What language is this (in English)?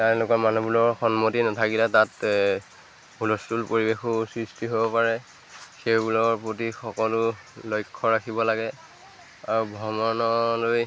Assamese